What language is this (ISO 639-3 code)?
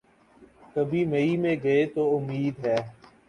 urd